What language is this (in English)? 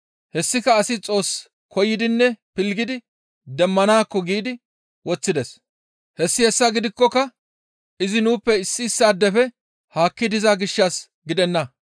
Gamo